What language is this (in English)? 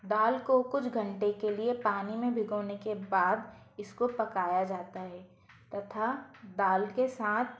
Hindi